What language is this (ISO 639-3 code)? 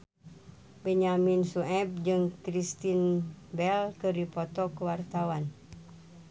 sun